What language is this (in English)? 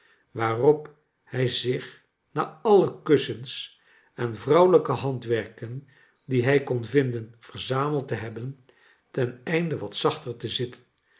Dutch